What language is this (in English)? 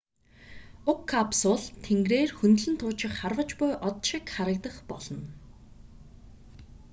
Mongolian